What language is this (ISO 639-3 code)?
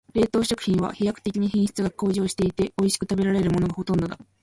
jpn